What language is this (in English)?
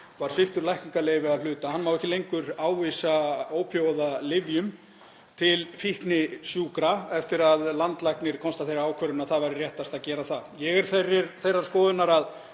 Icelandic